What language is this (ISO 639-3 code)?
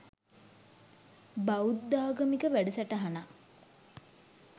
sin